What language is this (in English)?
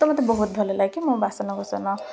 Odia